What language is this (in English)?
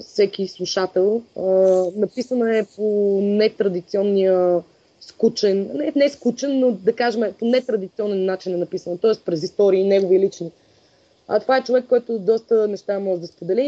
Bulgarian